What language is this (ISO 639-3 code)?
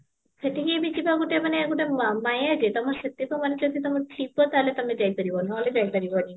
ori